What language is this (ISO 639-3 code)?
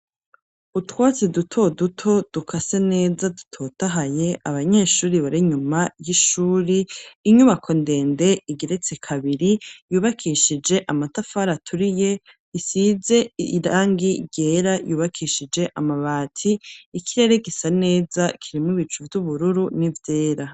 run